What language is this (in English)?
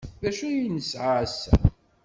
Kabyle